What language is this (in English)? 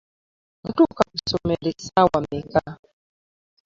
Ganda